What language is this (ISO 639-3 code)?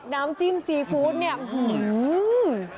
tha